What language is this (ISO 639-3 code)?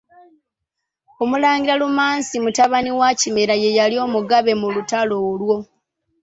lug